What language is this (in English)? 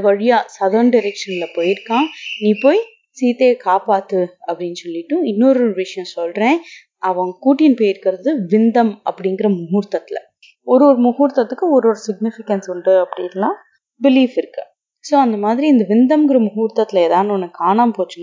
Tamil